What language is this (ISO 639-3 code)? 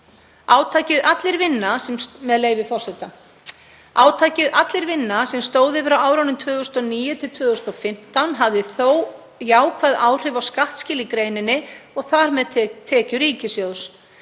isl